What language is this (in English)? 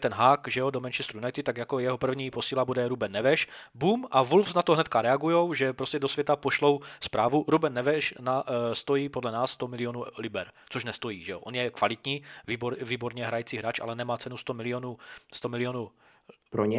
Czech